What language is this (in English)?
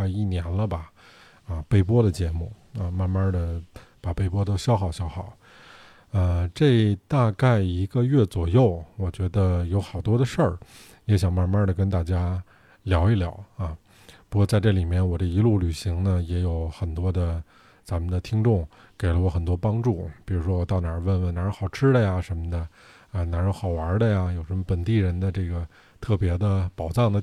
Chinese